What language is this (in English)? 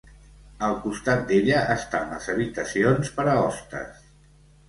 Catalan